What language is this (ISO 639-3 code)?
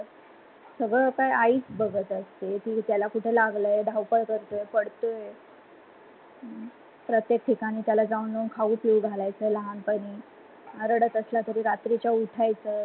mar